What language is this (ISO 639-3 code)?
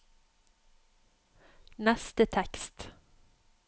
nor